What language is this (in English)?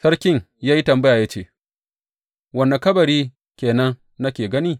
Hausa